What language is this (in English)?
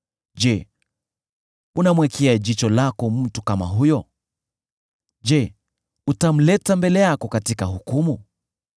Swahili